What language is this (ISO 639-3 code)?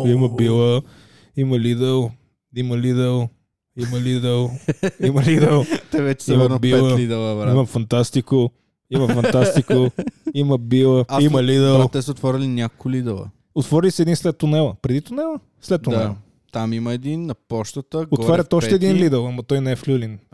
bul